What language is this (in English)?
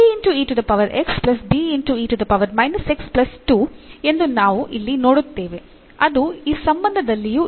Kannada